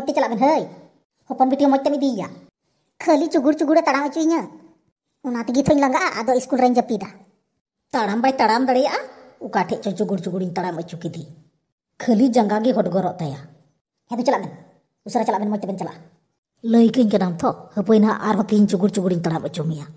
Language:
Indonesian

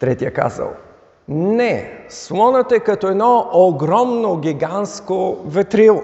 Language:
Bulgarian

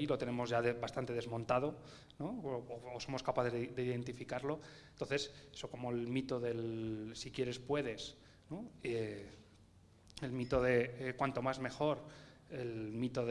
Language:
Spanish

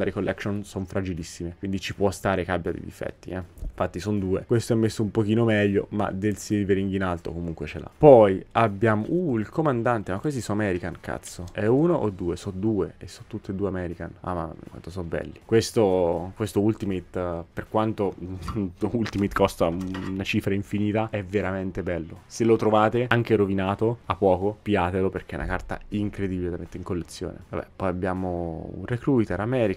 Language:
Italian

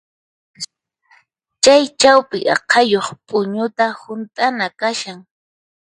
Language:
Puno Quechua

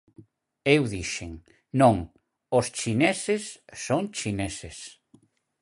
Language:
Galician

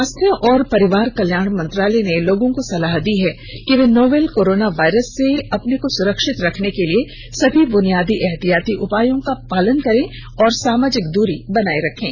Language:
Hindi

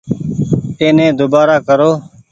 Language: Goaria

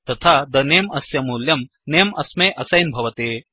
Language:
Sanskrit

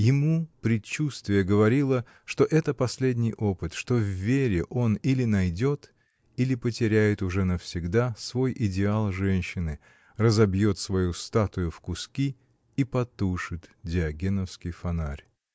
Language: Russian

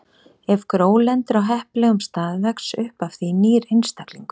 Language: Icelandic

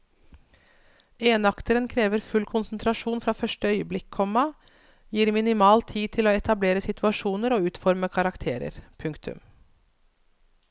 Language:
Norwegian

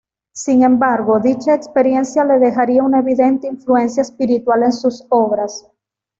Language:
Spanish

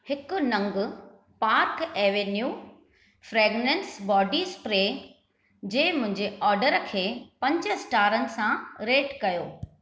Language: Sindhi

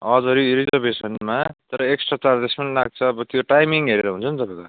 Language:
Nepali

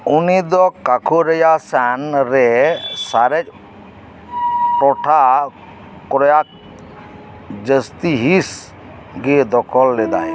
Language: Santali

